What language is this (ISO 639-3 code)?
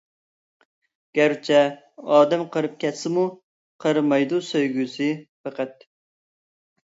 uig